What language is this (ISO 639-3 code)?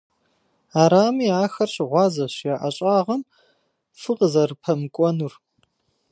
kbd